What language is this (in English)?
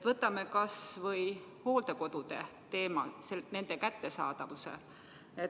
Estonian